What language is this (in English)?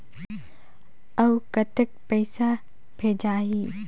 Chhattisgarhi